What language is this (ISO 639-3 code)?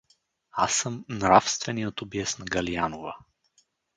bul